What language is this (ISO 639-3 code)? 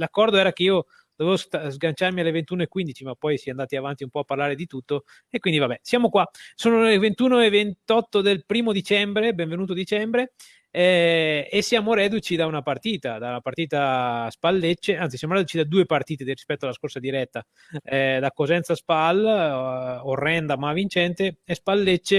ita